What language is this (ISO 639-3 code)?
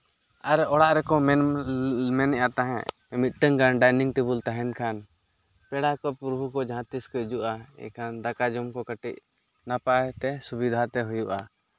sat